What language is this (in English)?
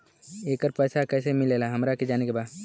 Bhojpuri